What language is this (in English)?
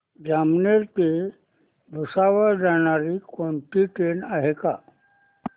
Marathi